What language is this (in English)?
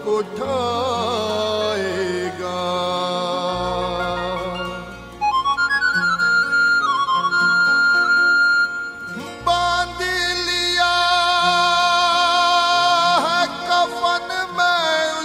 Hindi